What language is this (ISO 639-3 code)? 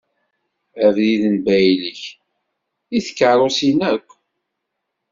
kab